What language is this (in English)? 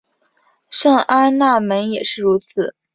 Chinese